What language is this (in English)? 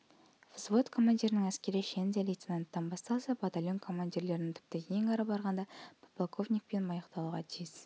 Kazakh